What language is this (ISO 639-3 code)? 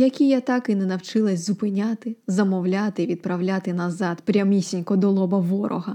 ukr